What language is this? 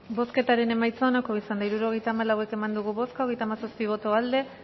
Basque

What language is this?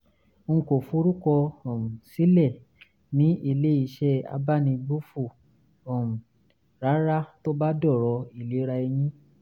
Yoruba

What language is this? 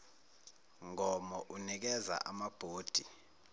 Zulu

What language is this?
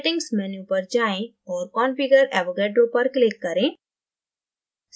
Hindi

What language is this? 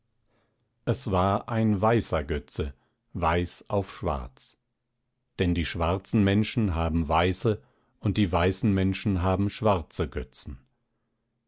German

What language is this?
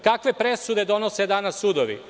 Serbian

